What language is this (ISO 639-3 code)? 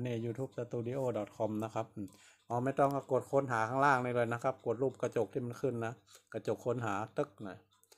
tha